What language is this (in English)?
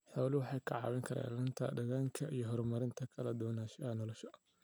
Somali